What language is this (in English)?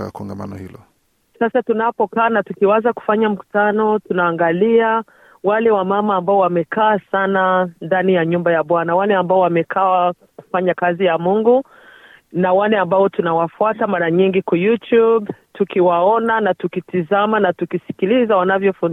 Swahili